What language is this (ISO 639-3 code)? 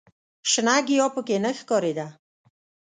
pus